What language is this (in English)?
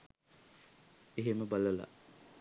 Sinhala